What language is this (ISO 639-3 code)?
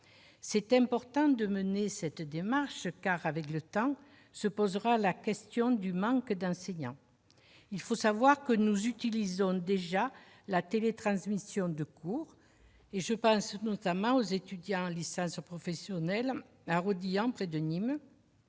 fra